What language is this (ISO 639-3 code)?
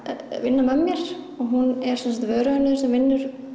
isl